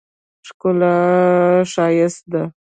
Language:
Pashto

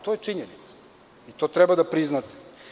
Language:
Serbian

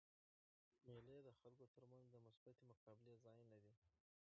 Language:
Pashto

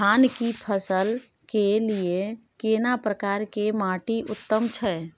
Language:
Maithili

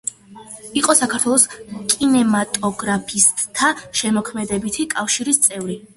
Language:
Georgian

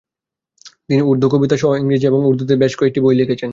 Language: Bangla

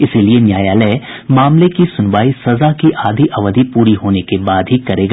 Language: Hindi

